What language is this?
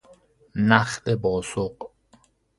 Persian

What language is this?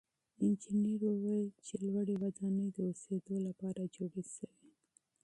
Pashto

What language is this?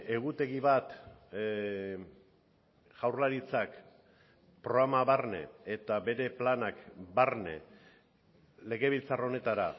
Basque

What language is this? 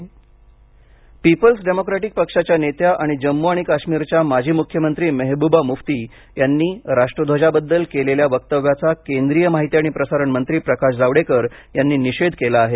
Marathi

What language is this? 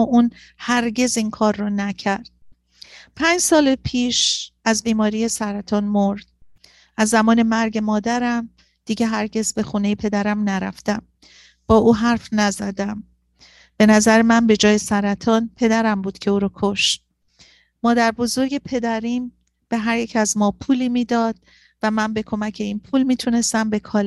Persian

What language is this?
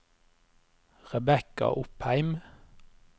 Norwegian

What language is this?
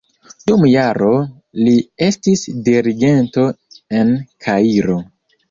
Esperanto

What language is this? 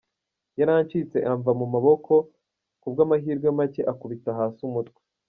Kinyarwanda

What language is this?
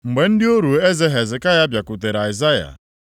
Igbo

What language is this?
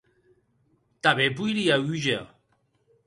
Occitan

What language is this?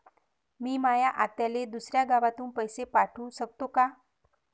Marathi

